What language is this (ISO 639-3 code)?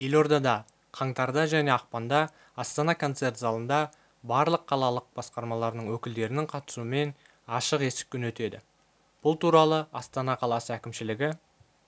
kaz